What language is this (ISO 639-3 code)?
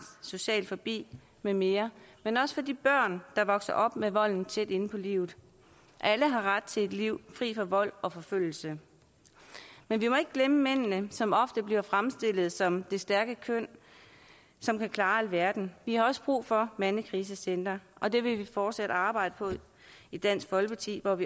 dan